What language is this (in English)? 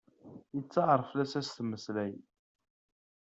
Kabyle